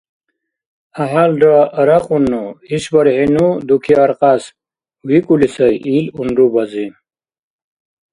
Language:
Dargwa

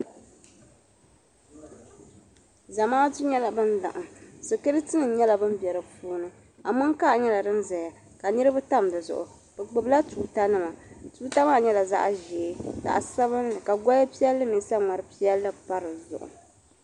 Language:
Dagbani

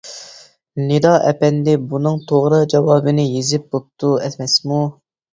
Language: Uyghur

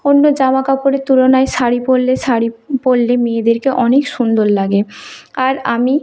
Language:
Bangla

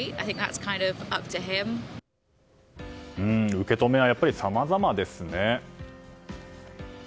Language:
Japanese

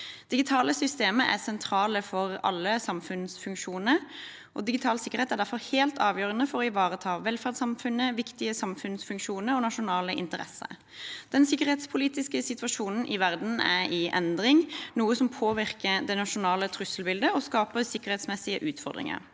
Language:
Norwegian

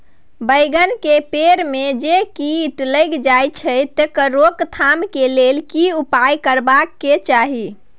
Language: Maithili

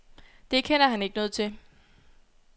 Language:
Danish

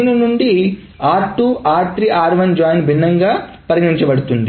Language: Telugu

